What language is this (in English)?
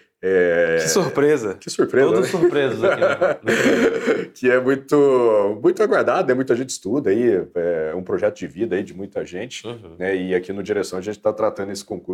Portuguese